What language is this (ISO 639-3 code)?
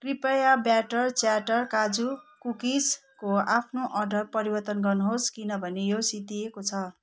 nep